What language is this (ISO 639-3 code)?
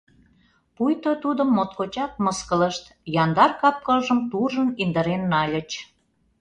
chm